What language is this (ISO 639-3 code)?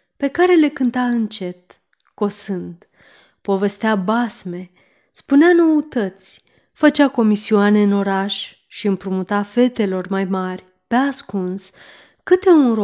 ron